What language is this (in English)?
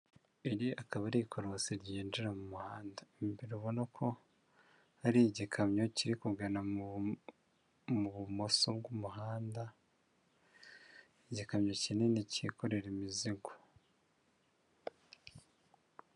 Kinyarwanda